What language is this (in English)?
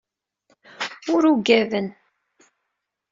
Kabyle